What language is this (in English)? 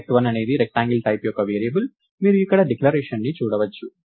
Telugu